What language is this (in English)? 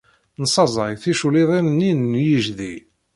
Kabyle